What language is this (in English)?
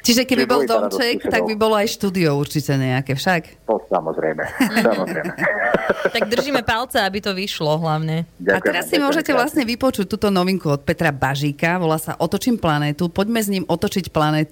Slovak